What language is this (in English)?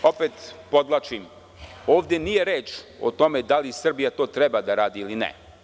Serbian